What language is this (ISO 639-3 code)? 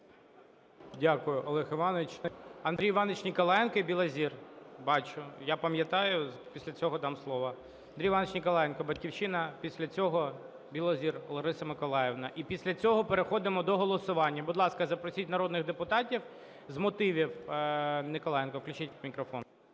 ukr